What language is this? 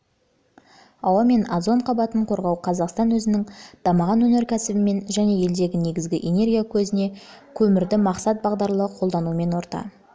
Kazakh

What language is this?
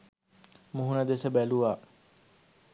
Sinhala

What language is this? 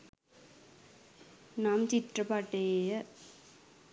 Sinhala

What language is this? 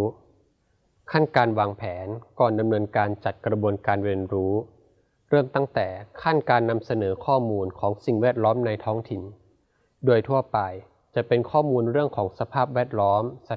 Thai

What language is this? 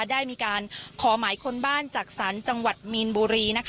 Thai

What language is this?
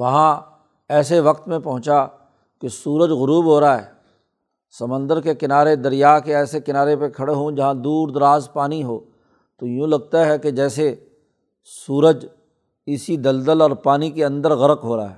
Urdu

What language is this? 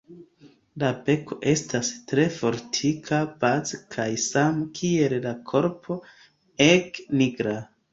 Esperanto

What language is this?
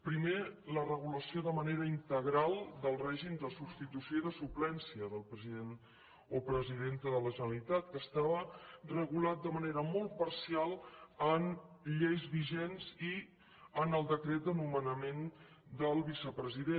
Catalan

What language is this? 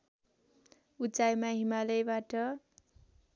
Nepali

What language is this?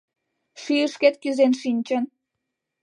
Mari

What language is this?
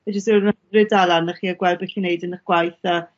Welsh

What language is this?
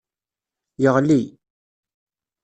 Kabyle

